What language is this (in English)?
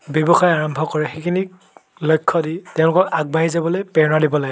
Assamese